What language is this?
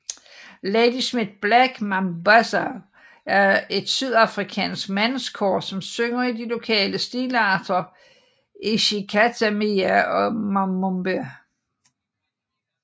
Danish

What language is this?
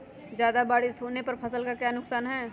Magahi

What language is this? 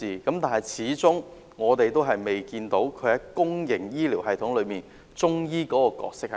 Cantonese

